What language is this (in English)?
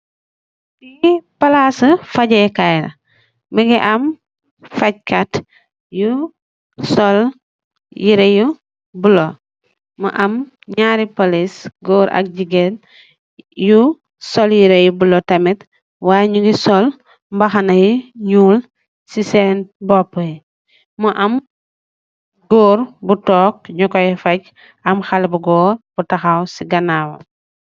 Wolof